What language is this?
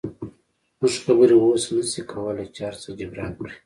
Pashto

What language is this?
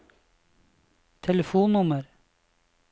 Norwegian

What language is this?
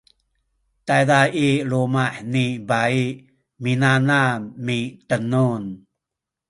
Sakizaya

